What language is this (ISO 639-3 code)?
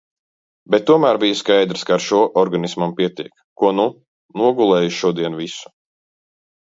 lav